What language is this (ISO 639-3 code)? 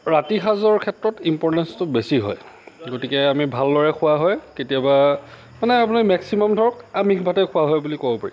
asm